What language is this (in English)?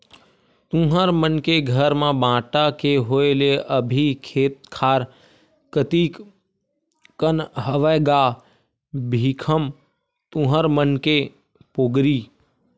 Chhattisgarhi